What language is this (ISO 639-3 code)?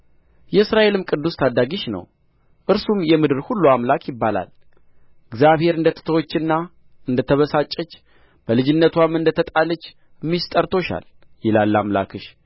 amh